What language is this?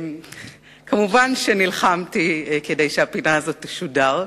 Hebrew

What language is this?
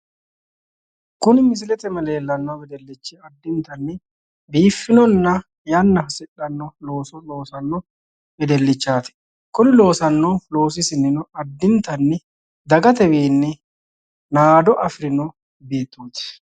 Sidamo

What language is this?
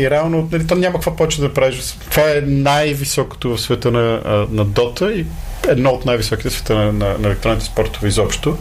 Bulgarian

